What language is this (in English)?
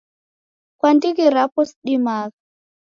Taita